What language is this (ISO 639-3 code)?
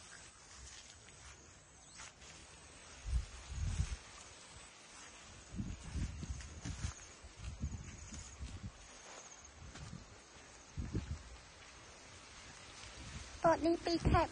vie